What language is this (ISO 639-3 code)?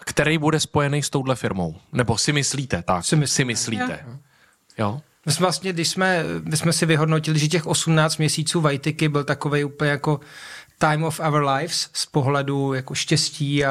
ces